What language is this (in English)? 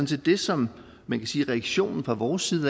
Danish